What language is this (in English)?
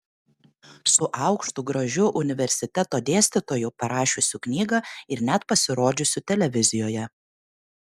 Lithuanian